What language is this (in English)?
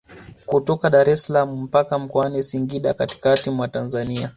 Swahili